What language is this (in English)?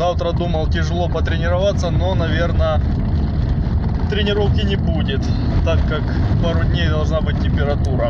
Russian